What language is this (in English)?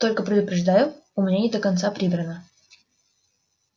Russian